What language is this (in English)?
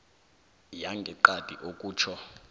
South Ndebele